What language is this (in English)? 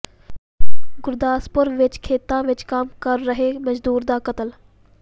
Punjabi